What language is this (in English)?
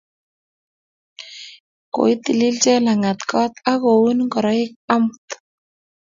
Kalenjin